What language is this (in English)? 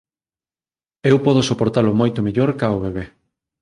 Galician